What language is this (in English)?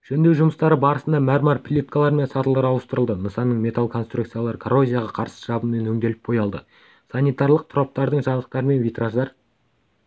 Kazakh